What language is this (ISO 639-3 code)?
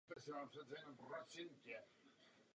ces